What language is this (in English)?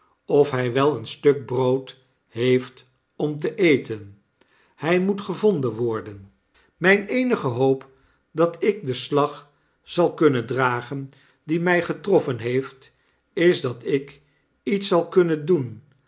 Dutch